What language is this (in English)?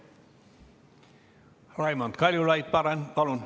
Estonian